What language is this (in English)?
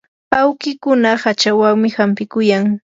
Yanahuanca Pasco Quechua